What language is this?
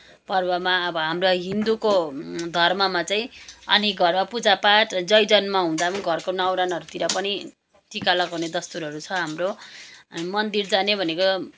Nepali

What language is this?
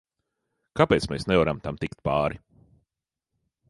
Latvian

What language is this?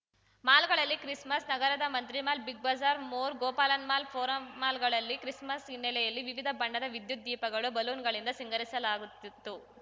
Kannada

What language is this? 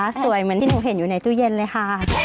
Thai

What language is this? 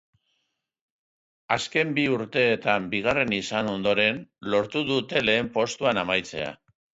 Basque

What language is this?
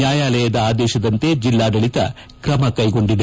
Kannada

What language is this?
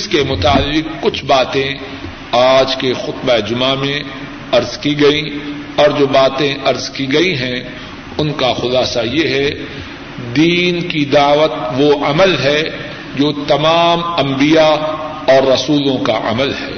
Urdu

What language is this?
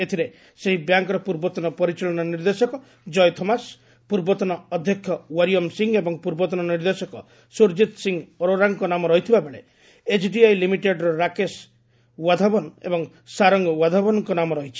Odia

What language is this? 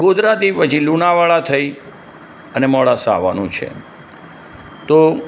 Gujarati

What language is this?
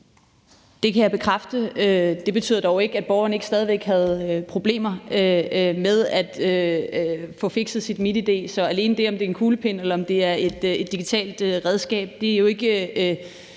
Danish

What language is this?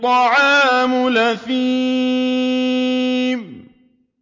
Arabic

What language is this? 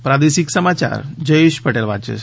Gujarati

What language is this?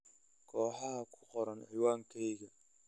Somali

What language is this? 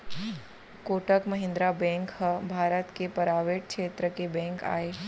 Chhattisgarhi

